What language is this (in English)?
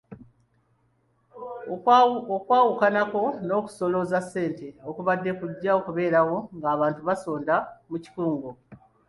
Ganda